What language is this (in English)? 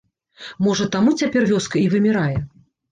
Belarusian